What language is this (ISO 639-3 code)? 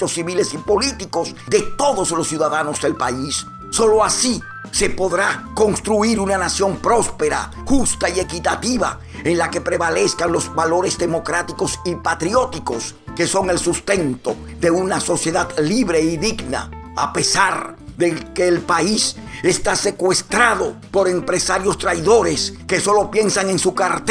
spa